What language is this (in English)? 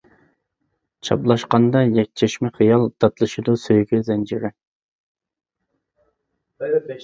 Uyghur